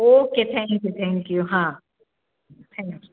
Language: Gujarati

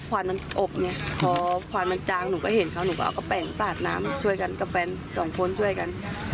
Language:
Thai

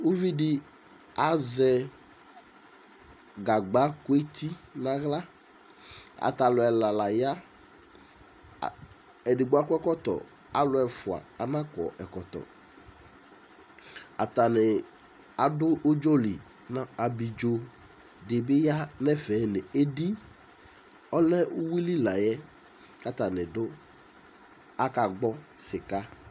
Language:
Ikposo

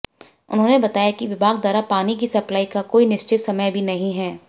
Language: Hindi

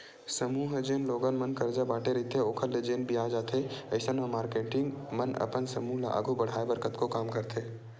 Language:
Chhattisgarhi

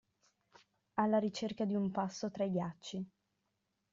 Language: Italian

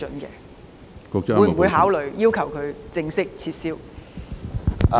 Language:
Cantonese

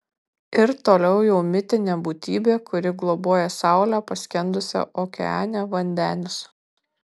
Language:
Lithuanian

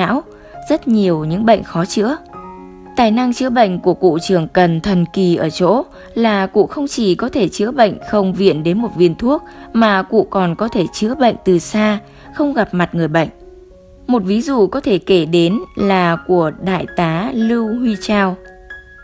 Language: Vietnamese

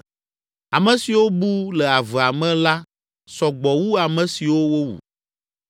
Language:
Ewe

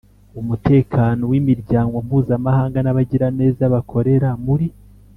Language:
Kinyarwanda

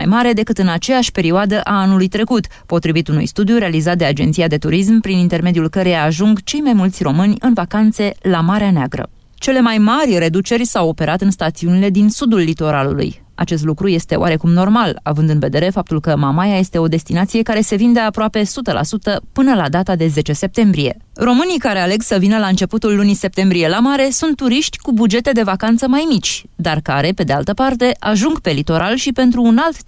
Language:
Romanian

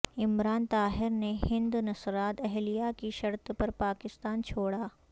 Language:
Urdu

